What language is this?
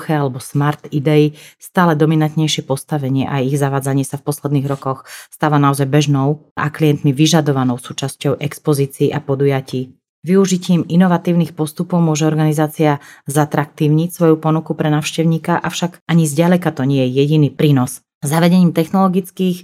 Slovak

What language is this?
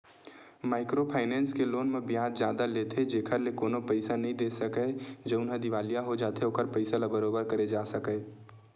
Chhattisgarhi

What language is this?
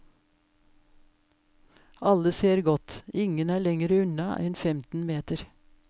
Norwegian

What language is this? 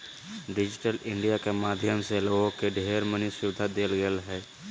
Magahi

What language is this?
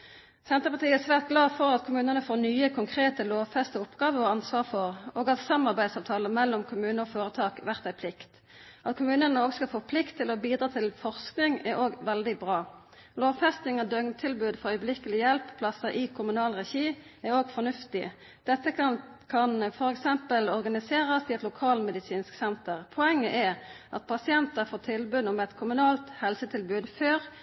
Norwegian Nynorsk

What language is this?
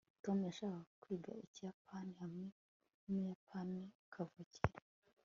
Kinyarwanda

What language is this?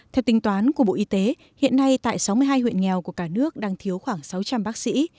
Vietnamese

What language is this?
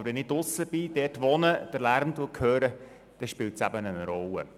Swiss German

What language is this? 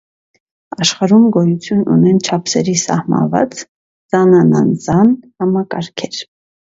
Armenian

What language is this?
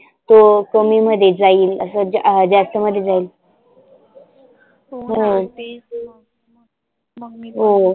Marathi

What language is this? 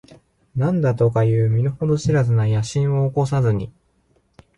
Japanese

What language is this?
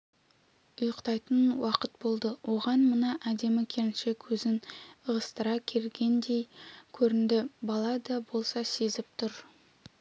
Kazakh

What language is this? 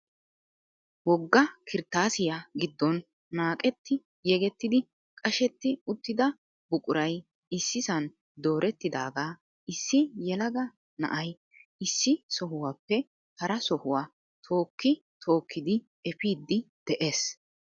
Wolaytta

